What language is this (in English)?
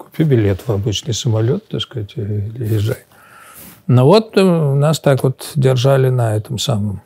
Russian